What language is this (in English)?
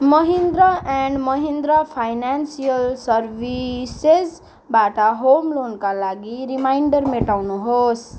Nepali